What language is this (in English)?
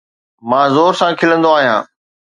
Sindhi